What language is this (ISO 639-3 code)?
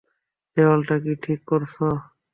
ben